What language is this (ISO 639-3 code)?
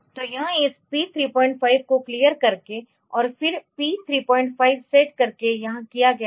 hin